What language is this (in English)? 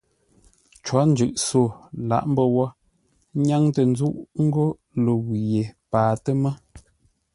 Ngombale